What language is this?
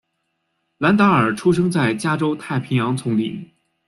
Chinese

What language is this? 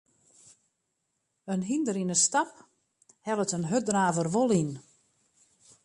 Western Frisian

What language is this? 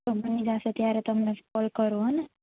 Gujarati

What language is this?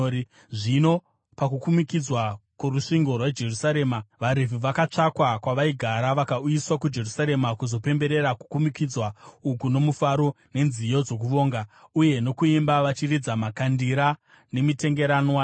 Shona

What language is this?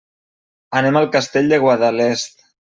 Catalan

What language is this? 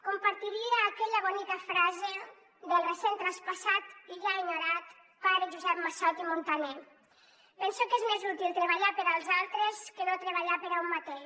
Catalan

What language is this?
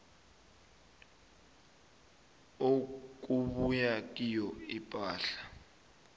South Ndebele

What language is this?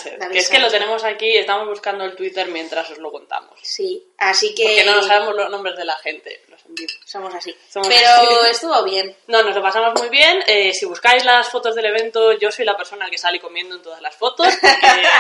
Spanish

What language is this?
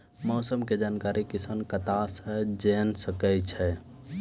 Maithili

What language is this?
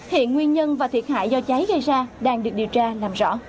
Vietnamese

